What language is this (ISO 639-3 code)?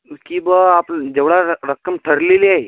mar